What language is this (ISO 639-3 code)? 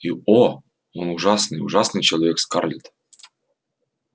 rus